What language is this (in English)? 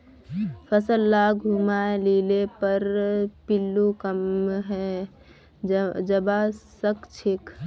Magahi